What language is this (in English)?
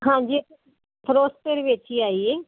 Punjabi